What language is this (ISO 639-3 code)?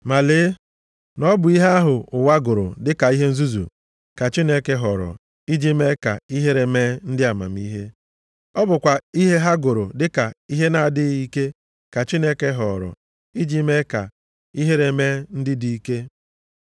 ibo